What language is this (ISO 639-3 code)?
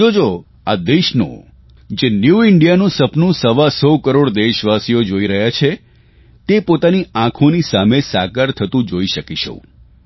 guj